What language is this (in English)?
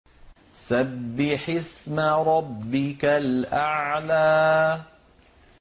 Arabic